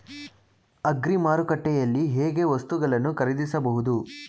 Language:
Kannada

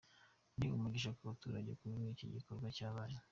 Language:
Kinyarwanda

